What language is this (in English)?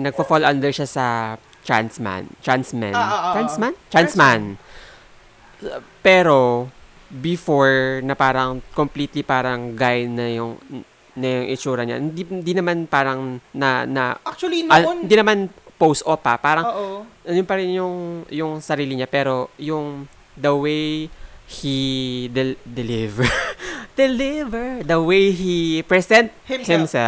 Filipino